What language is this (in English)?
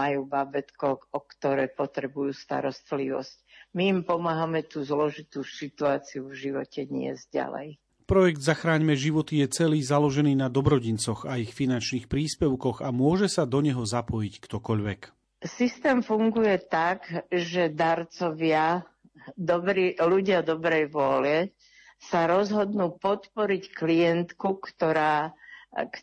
Slovak